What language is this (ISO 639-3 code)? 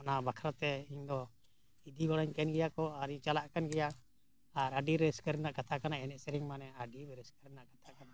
sat